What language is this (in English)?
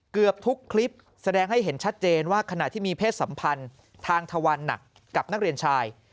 Thai